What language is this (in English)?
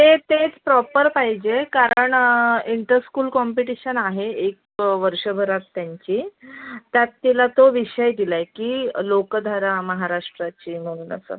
Marathi